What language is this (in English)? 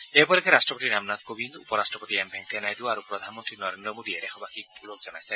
Assamese